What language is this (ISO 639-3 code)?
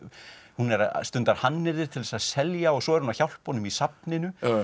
isl